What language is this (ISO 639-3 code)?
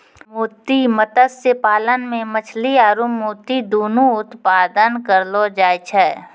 mai